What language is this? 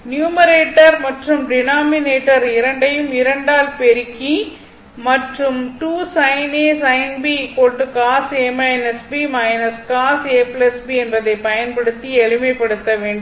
Tamil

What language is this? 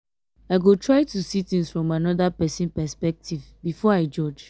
Nigerian Pidgin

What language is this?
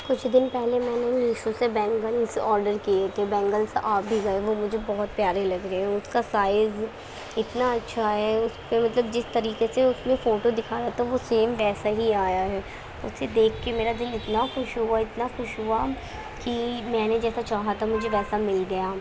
Urdu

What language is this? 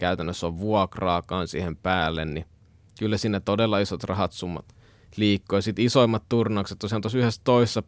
Finnish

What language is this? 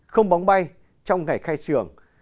Vietnamese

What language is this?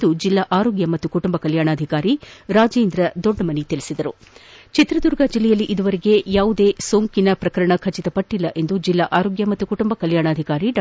Kannada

